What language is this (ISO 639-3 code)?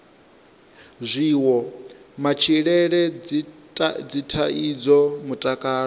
ven